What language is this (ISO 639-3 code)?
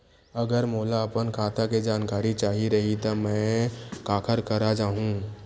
hne